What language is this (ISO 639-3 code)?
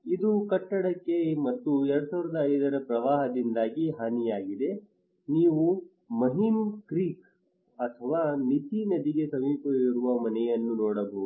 kan